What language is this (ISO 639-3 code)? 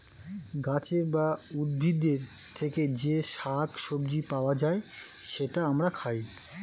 ben